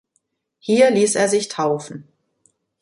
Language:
German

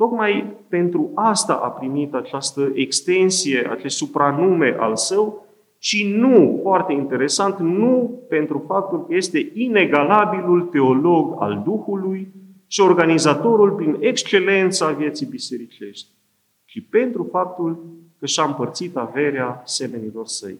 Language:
Romanian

